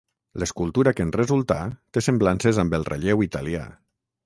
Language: Catalan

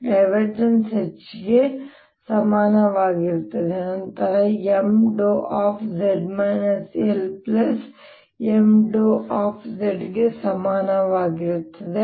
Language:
Kannada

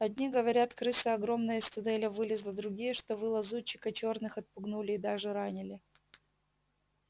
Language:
Russian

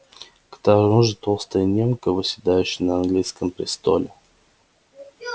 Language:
Russian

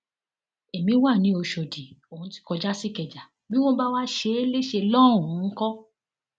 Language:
Yoruba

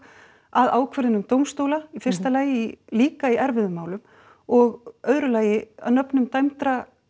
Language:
Icelandic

